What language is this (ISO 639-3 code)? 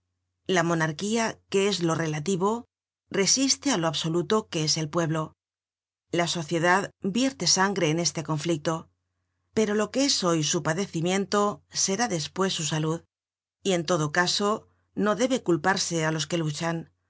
spa